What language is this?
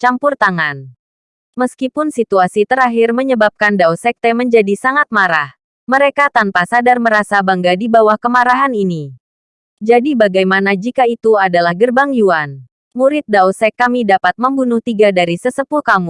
Indonesian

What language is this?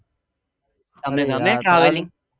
Gujarati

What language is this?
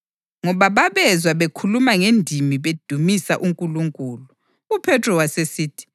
North Ndebele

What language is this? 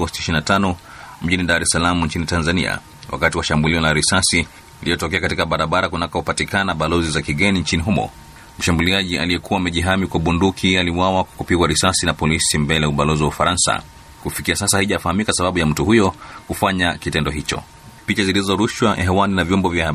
Swahili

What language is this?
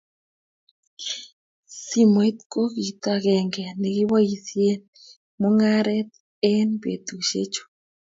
Kalenjin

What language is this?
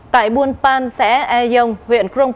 Vietnamese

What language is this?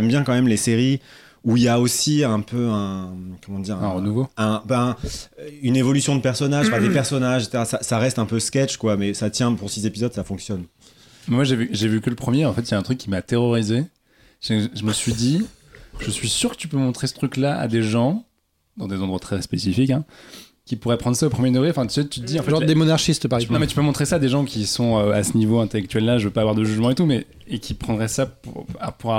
French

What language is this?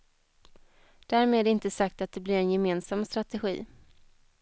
Swedish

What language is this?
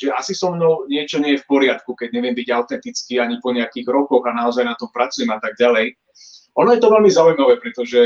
Slovak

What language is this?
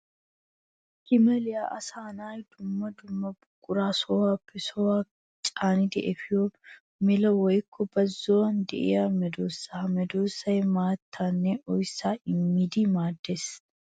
Wolaytta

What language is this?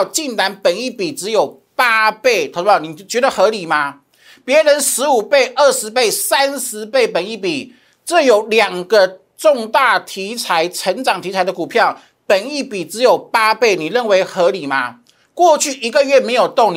Chinese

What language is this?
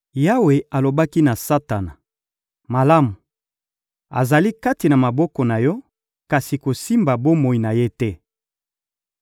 Lingala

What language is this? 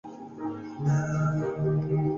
Spanish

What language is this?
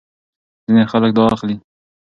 Pashto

